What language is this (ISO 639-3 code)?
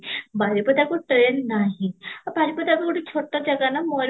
ori